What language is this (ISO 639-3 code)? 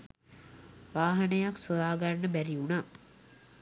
sin